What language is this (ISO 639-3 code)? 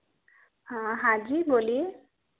hin